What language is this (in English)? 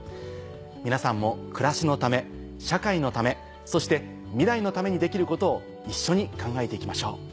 Japanese